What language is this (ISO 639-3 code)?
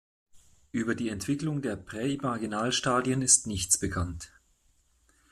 deu